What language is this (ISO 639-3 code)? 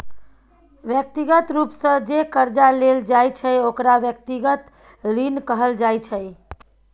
mai